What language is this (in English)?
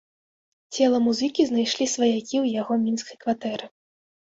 Belarusian